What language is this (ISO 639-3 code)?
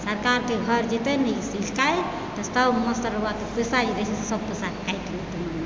mai